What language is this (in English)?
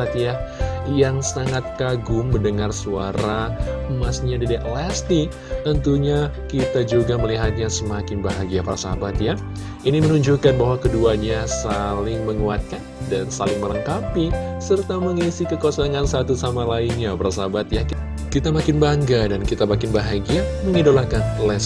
Indonesian